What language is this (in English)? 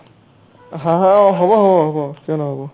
Assamese